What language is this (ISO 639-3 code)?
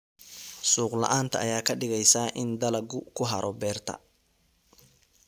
som